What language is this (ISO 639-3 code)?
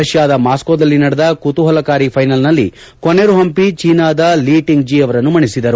kan